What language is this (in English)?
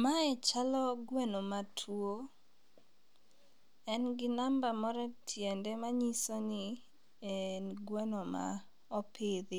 Luo (Kenya and Tanzania)